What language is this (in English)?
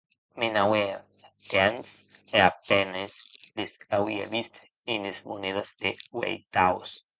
Occitan